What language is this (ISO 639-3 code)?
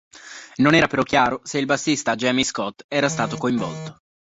ita